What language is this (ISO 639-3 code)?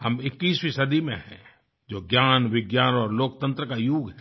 hin